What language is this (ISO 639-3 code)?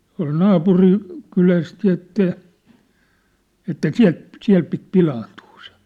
fin